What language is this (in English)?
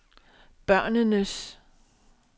Danish